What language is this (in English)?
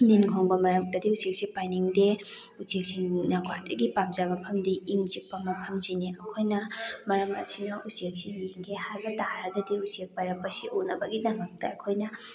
Manipuri